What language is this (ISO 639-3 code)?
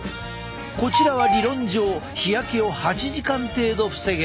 jpn